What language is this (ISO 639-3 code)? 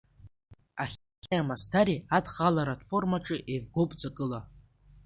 abk